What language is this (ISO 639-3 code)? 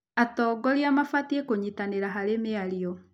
kik